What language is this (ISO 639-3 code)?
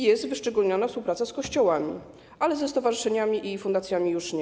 pol